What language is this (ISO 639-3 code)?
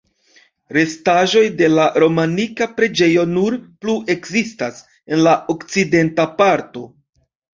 epo